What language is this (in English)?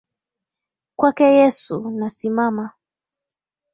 Swahili